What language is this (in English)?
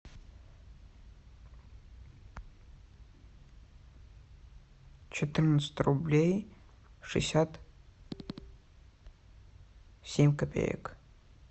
Russian